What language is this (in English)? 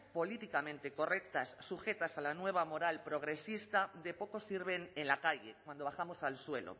Spanish